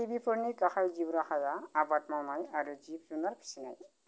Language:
Bodo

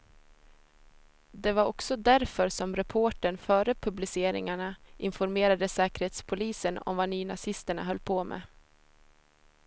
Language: Swedish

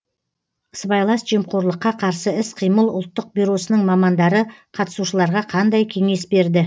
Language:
Kazakh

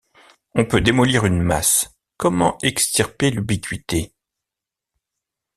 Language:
French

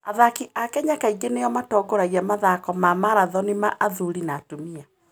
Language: Kikuyu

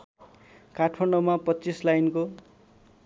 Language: Nepali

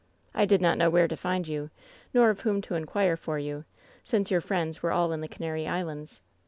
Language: English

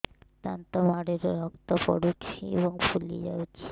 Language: Odia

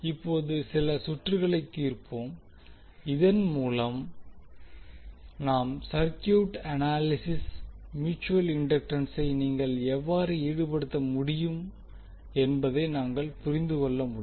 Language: Tamil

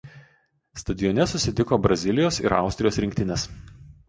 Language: Lithuanian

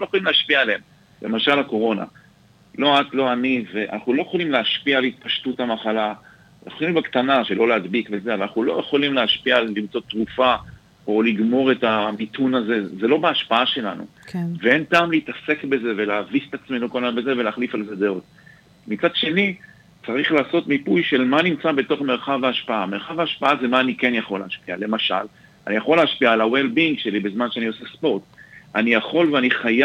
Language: Hebrew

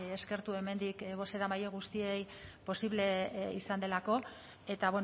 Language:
Basque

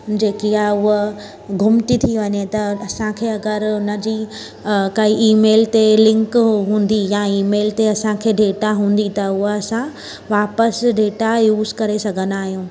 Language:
Sindhi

